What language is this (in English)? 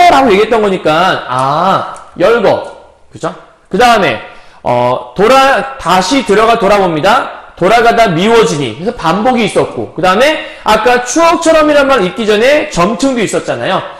Korean